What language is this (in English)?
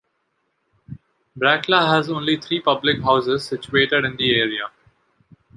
English